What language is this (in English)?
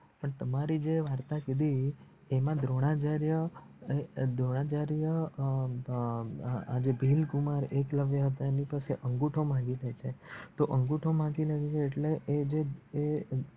Gujarati